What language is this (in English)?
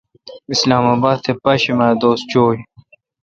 Kalkoti